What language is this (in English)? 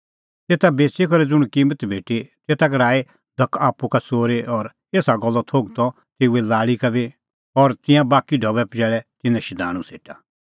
Kullu Pahari